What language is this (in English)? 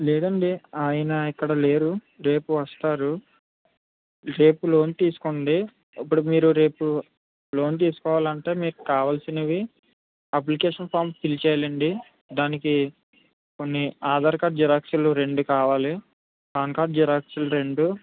Telugu